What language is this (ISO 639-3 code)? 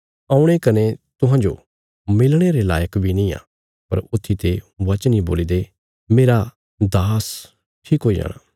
kfs